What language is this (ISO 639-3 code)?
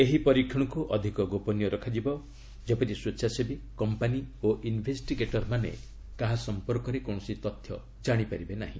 ori